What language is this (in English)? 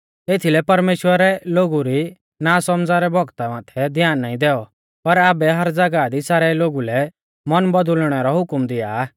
Mahasu Pahari